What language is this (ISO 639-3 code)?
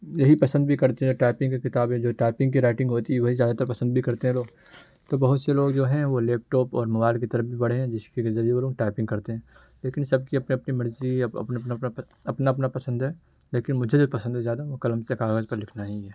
urd